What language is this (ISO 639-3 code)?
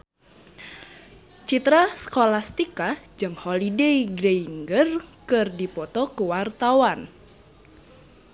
sun